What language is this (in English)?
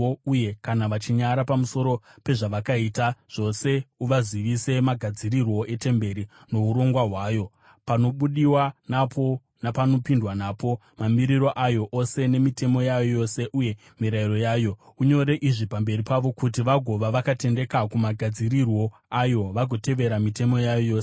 Shona